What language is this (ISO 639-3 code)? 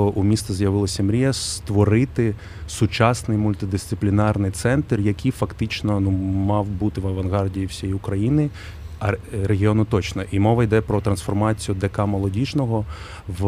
ukr